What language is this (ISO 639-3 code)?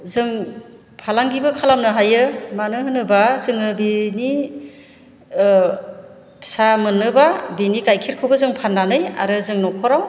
brx